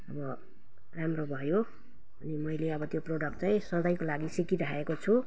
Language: Nepali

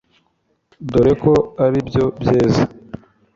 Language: Kinyarwanda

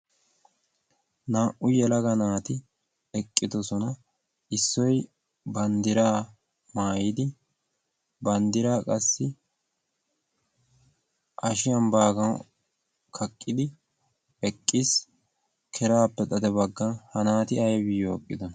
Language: Wolaytta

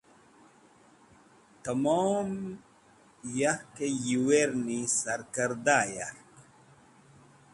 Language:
Wakhi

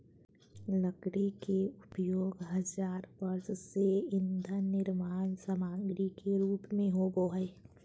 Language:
Magahi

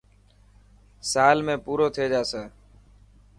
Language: Dhatki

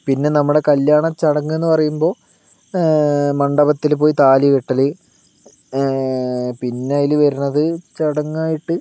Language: Malayalam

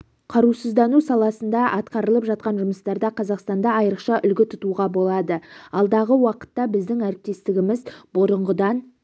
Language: Kazakh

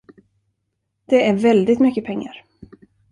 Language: Swedish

